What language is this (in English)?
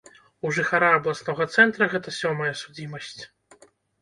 Belarusian